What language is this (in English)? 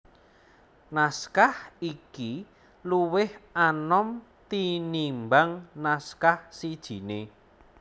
Javanese